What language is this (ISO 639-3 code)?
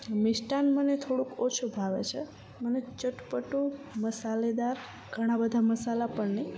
guj